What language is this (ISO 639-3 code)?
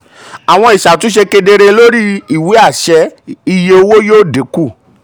yor